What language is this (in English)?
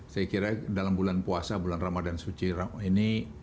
Indonesian